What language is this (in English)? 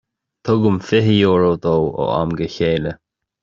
Irish